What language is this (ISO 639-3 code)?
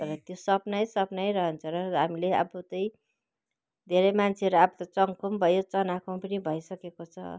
nep